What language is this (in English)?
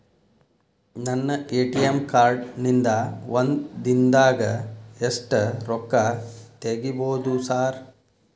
Kannada